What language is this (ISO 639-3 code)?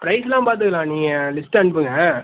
tam